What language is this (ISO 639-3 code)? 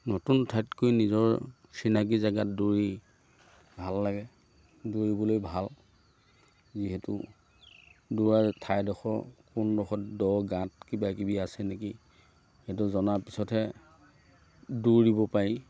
asm